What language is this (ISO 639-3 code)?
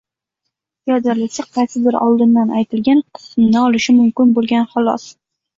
uzb